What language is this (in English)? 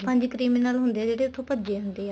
Punjabi